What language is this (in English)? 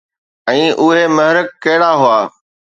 Sindhi